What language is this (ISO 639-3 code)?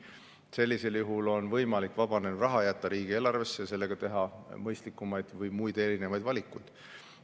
est